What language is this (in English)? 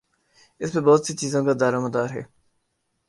Urdu